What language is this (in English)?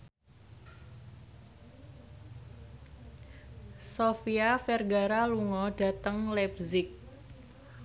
Javanese